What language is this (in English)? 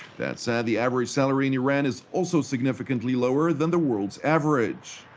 English